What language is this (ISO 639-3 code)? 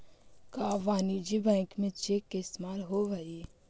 mag